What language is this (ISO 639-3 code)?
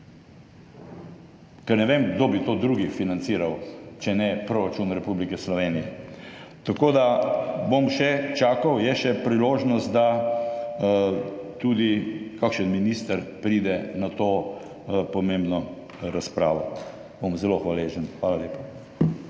slv